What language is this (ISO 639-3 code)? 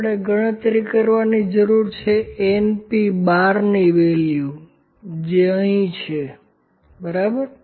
guj